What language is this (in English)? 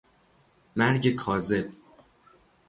Persian